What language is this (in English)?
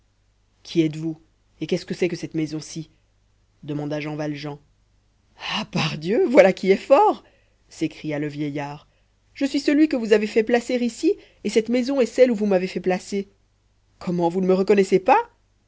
French